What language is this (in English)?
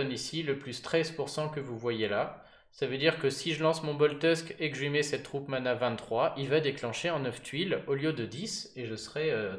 French